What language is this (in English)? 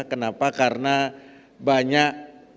Indonesian